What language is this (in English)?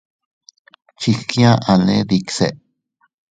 Teutila Cuicatec